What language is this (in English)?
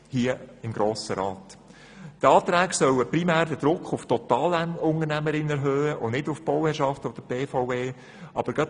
Swiss German